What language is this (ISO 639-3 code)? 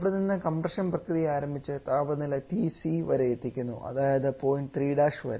mal